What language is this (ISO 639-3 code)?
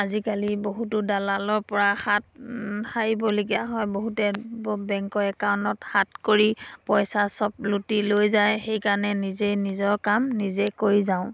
asm